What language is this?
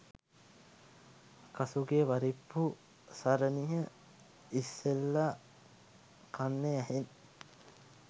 Sinhala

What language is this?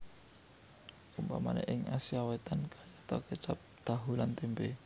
Javanese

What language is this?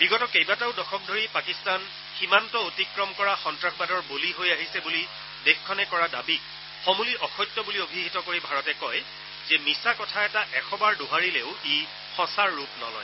Assamese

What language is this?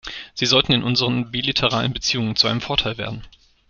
German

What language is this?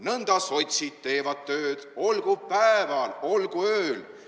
Estonian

